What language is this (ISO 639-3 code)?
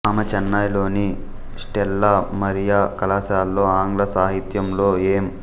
tel